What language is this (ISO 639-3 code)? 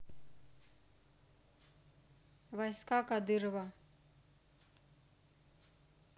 rus